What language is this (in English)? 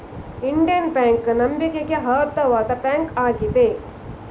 Kannada